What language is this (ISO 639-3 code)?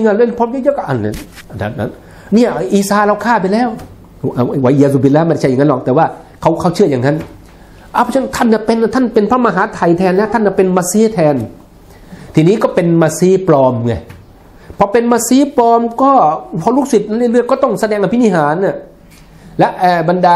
tha